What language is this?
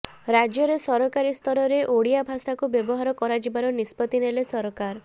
Odia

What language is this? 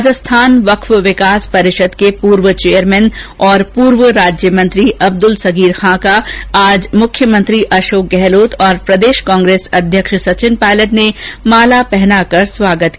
Hindi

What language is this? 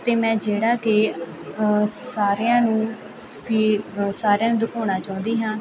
Punjabi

